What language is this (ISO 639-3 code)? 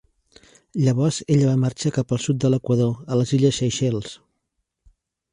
cat